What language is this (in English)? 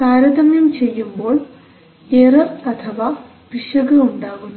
Malayalam